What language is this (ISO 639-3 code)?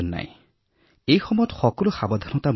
asm